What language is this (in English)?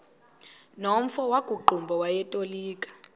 Xhosa